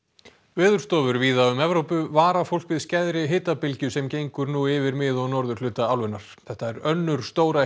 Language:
Icelandic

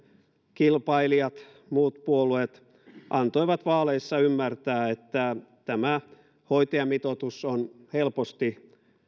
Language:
Finnish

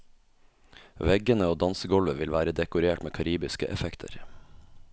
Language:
Norwegian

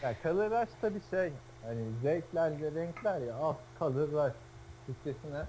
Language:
Turkish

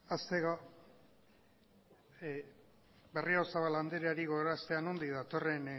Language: Basque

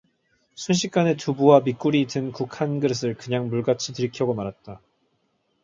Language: Korean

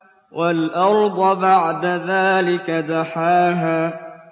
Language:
Arabic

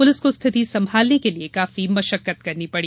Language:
Hindi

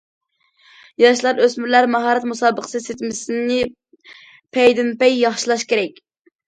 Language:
Uyghur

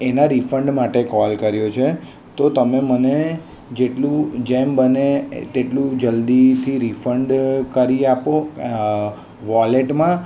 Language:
Gujarati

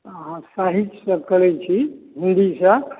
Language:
Maithili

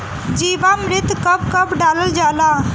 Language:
Bhojpuri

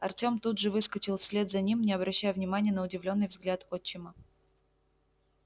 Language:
Russian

